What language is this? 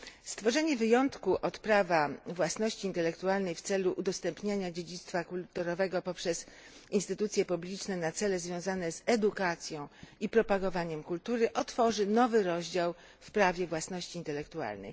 Polish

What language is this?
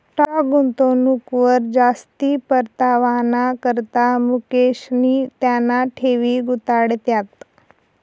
Marathi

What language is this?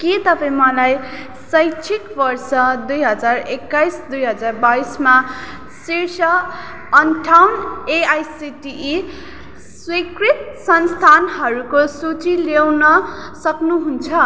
Nepali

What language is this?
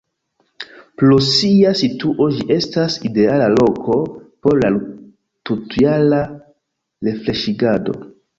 Esperanto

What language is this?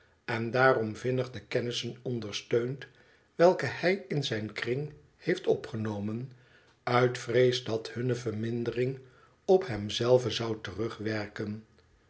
Dutch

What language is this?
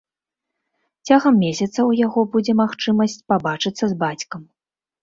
Belarusian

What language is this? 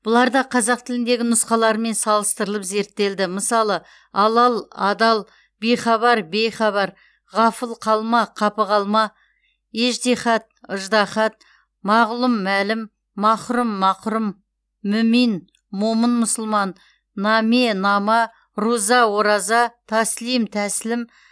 Kazakh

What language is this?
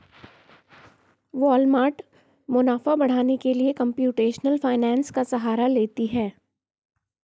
Hindi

